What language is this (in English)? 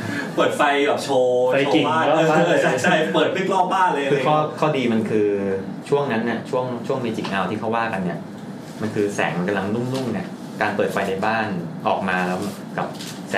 Thai